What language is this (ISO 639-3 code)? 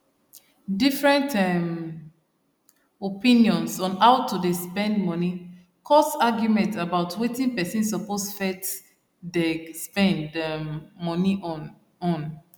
pcm